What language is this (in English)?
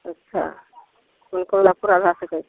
Maithili